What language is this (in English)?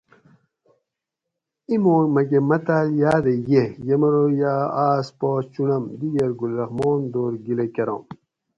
Gawri